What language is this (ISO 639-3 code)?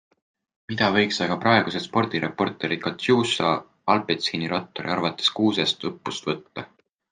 est